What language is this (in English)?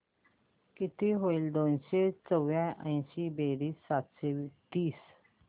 Marathi